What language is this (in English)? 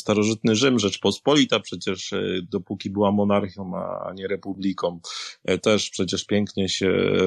Polish